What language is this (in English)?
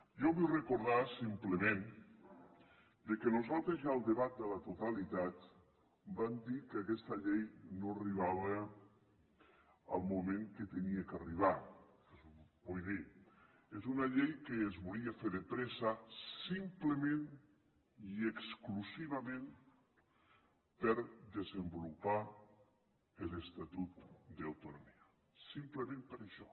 Catalan